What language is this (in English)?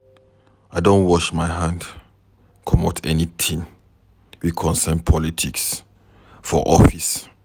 Nigerian Pidgin